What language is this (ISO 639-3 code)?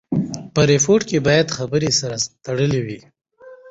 pus